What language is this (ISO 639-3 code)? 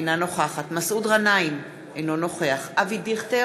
heb